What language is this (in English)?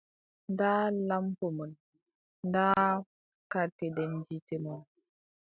Adamawa Fulfulde